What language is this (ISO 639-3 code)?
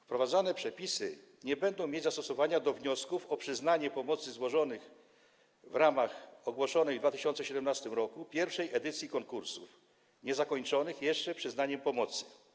pol